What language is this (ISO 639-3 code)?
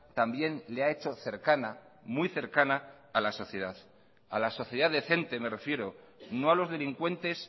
spa